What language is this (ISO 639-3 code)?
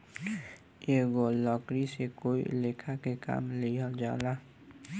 bho